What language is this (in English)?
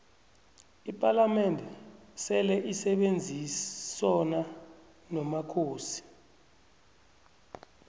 South Ndebele